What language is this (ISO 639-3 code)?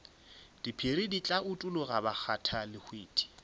nso